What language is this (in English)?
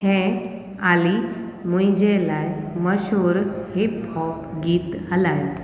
Sindhi